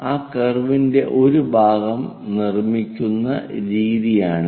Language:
Malayalam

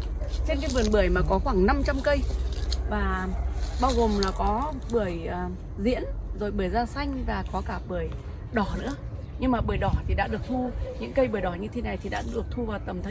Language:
Vietnamese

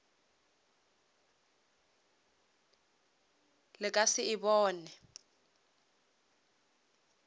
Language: Northern Sotho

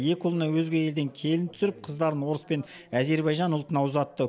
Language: Kazakh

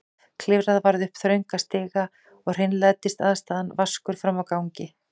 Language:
Icelandic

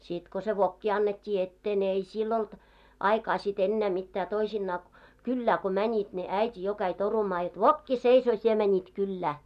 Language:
Finnish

